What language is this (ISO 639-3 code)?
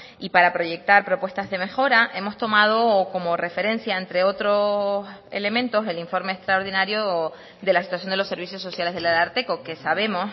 spa